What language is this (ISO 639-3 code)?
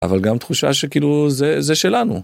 heb